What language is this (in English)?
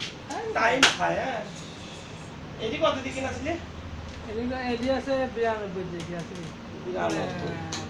Bangla